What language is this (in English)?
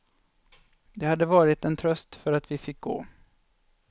Swedish